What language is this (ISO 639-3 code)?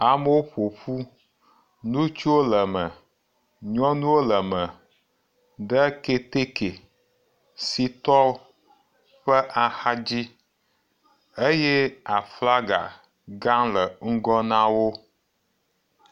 ewe